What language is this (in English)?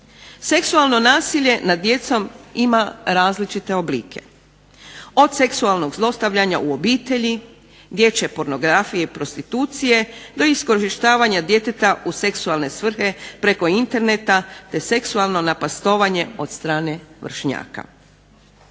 Croatian